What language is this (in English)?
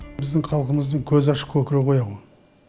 Kazakh